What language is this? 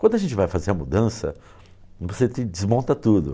Portuguese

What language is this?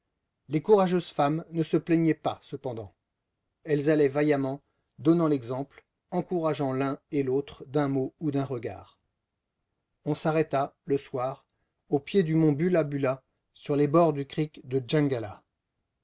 French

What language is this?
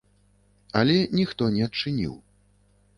Belarusian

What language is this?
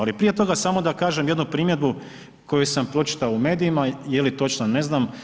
Croatian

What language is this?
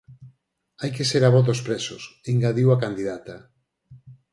Galician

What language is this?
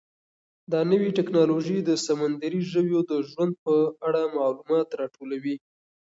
Pashto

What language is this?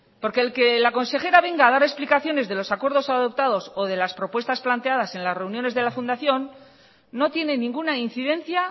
Spanish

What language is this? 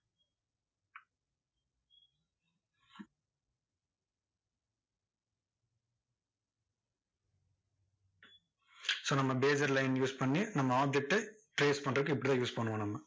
Tamil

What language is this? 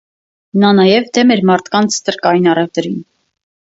Armenian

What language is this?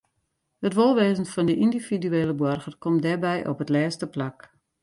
Western Frisian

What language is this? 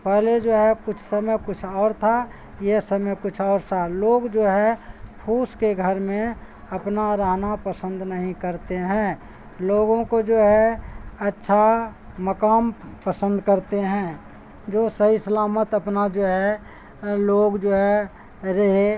Urdu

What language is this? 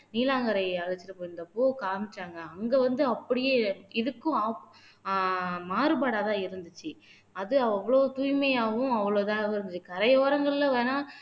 Tamil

